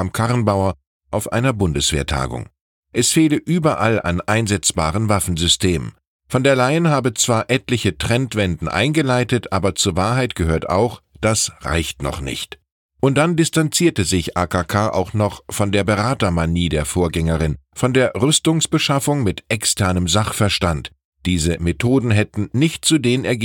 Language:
German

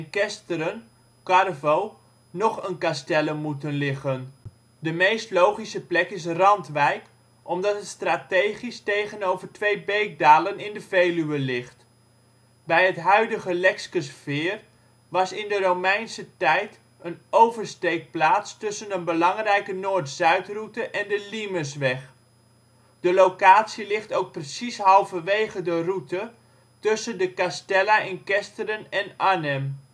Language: Dutch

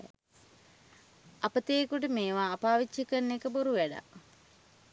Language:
Sinhala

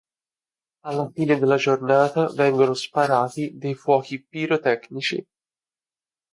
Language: Italian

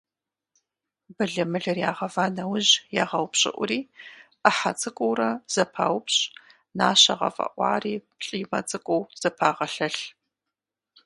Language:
Kabardian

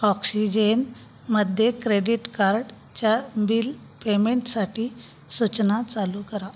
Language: Marathi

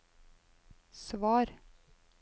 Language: Norwegian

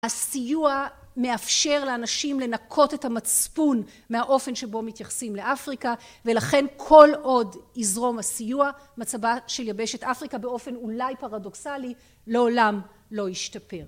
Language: Hebrew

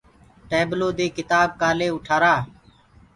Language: Gurgula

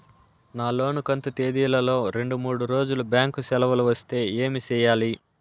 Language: Telugu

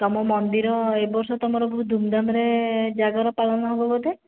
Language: Odia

